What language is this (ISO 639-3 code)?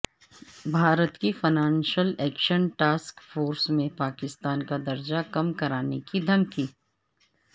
urd